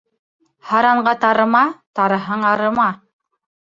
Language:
Bashkir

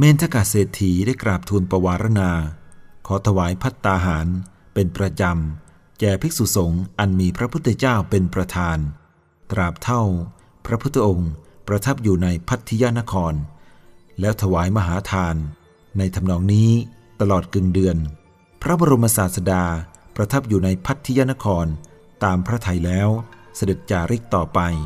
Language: Thai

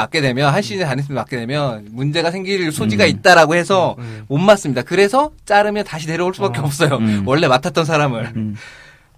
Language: Korean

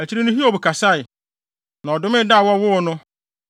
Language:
Akan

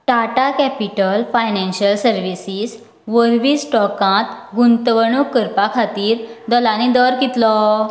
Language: Konkani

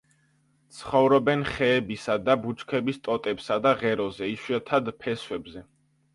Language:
Georgian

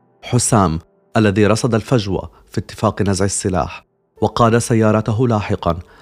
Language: Arabic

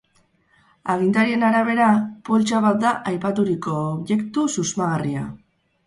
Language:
Basque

